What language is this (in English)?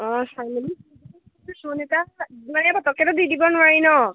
Assamese